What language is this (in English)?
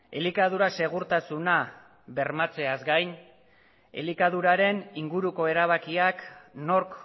Basque